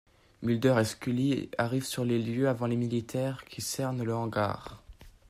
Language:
French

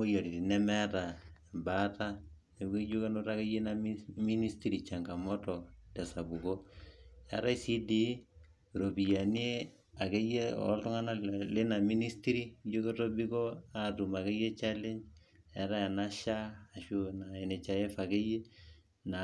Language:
Masai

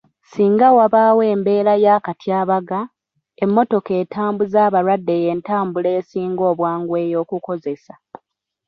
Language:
Ganda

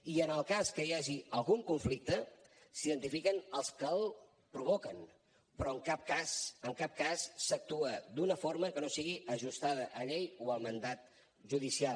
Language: Catalan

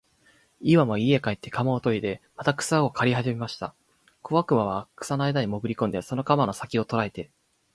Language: Japanese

